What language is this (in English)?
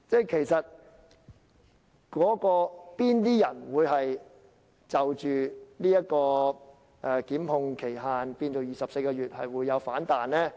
Cantonese